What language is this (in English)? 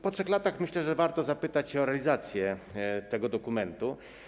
Polish